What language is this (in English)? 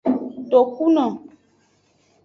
Aja (Benin)